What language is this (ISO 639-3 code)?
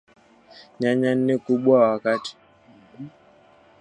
swa